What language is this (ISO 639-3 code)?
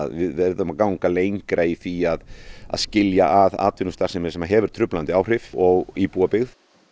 isl